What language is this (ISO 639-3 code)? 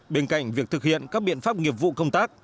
vie